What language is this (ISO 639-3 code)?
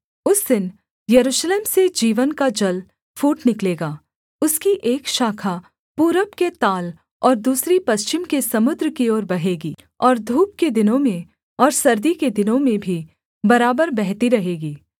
hin